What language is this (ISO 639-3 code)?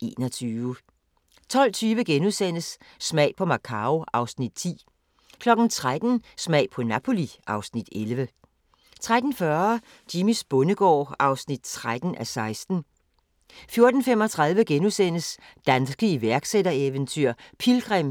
dan